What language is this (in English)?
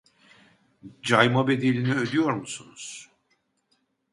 Turkish